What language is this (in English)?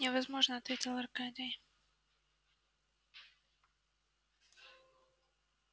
Russian